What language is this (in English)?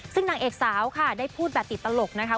Thai